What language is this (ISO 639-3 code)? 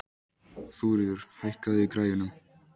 isl